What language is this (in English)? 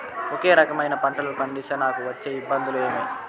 Telugu